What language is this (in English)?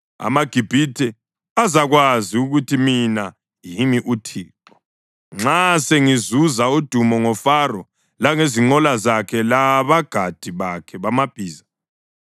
North Ndebele